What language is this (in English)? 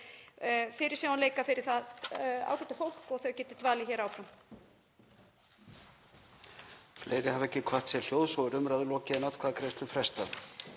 Icelandic